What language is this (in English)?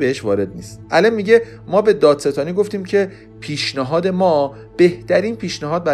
Persian